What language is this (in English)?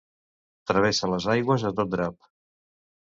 Catalan